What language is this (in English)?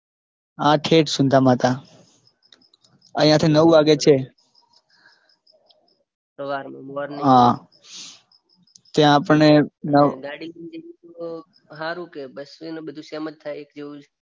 Gujarati